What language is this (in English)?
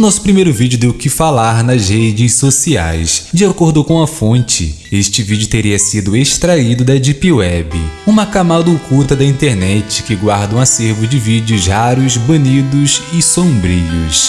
Portuguese